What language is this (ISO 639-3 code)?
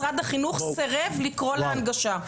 heb